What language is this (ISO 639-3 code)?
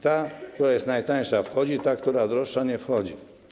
pol